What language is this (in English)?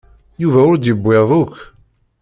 Kabyle